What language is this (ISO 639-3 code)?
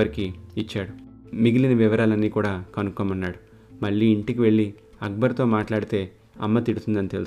tel